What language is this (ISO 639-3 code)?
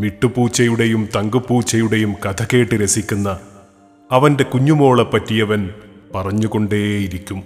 mal